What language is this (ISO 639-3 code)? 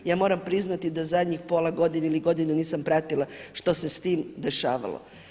hrv